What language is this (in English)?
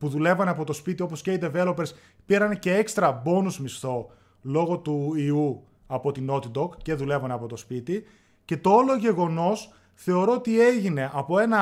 Greek